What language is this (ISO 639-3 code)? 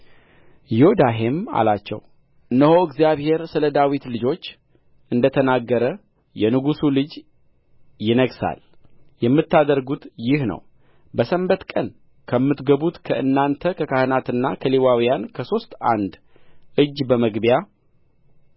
amh